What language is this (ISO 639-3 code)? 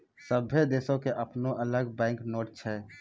mai